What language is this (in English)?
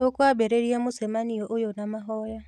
Kikuyu